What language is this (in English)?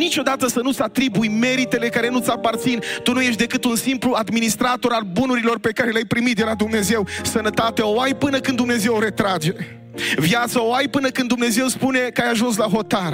Romanian